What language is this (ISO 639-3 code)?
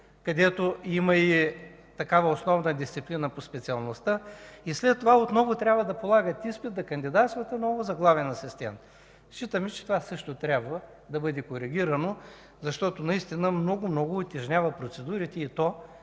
bul